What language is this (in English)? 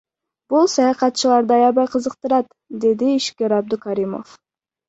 Kyrgyz